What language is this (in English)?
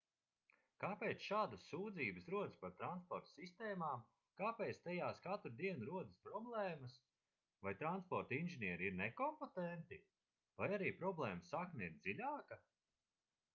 Latvian